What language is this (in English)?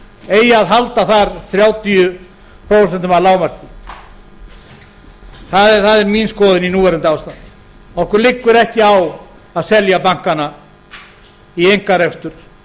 Icelandic